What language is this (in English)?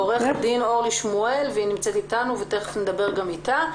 Hebrew